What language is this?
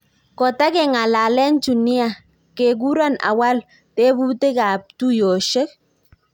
Kalenjin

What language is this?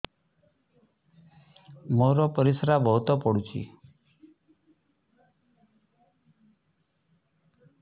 Odia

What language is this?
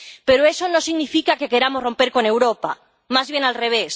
Spanish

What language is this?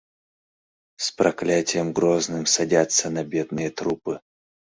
Mari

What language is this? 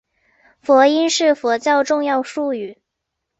Chinese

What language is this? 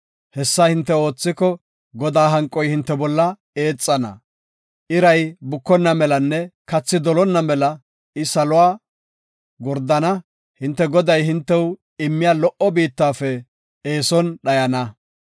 Gofa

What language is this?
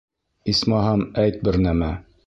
Bashkir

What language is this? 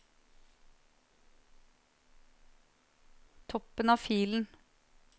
Norwegian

